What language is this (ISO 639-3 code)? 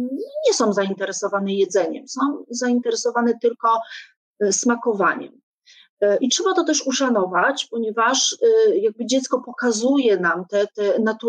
pol